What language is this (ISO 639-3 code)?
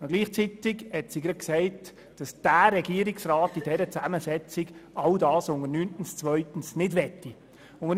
gsw